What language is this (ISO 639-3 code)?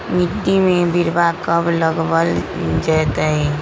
mag